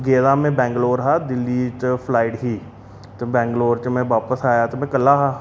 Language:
Dogri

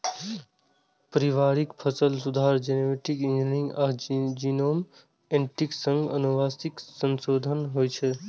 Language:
Maithili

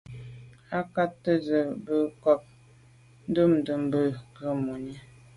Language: Medumba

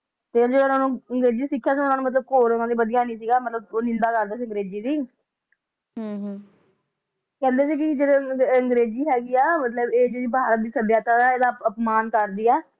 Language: Punjabi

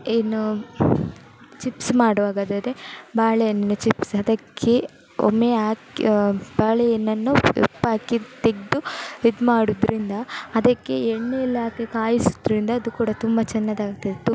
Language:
Kannada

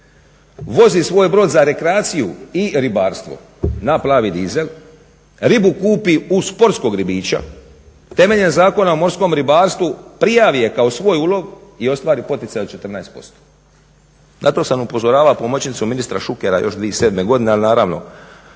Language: Croatian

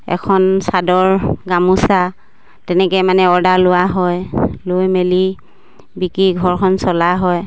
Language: Assamese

